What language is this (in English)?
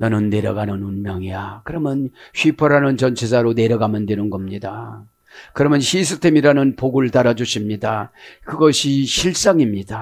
Korean